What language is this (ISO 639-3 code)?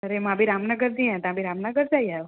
snd